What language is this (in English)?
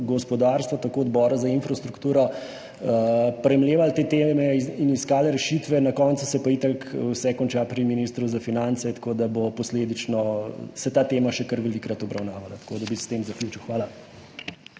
Slovenian